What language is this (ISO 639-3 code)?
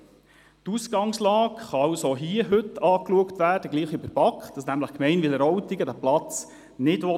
gsw